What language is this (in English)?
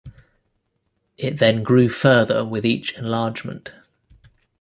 English